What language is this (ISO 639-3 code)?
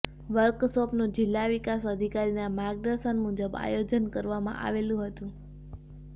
guj